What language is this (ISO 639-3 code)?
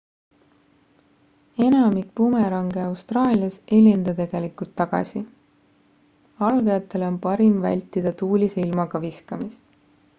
est